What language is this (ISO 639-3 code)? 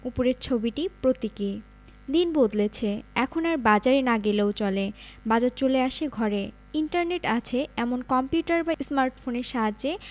ben